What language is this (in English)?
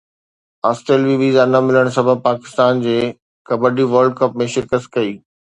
Sindhi